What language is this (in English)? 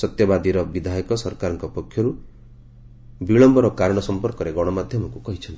Odia